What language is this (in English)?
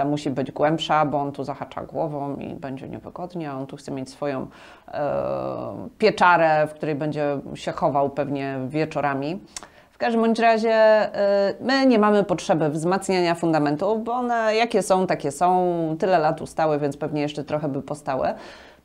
Polish